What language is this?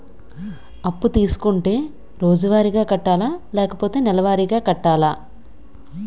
Telugu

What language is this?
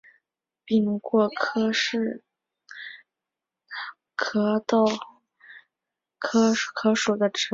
Chinese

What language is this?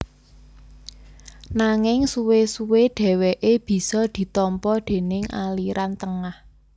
Javanese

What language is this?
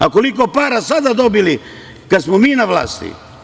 Serbian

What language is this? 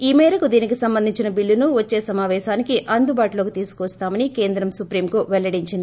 Telugu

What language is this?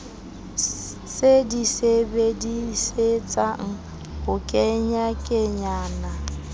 Southern Sotho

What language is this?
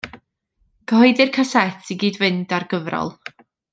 Welsh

